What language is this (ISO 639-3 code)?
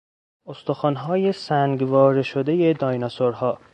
fas